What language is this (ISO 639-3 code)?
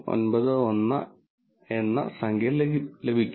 mal